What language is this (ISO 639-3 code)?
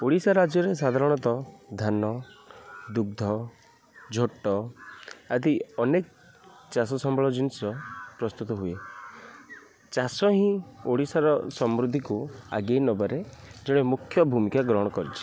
ori